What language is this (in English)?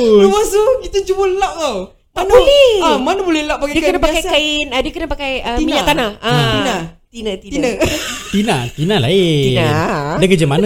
Malay